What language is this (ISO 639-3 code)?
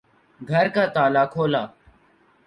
urd